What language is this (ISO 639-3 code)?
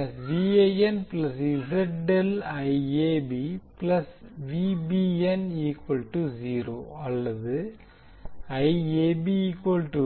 tam